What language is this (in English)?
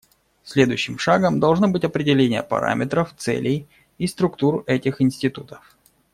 Russian